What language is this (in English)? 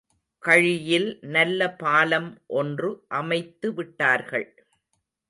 Tamil